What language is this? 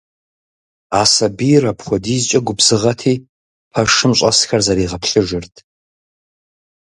Kabardian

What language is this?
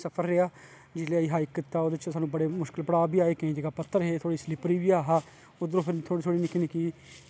Dogri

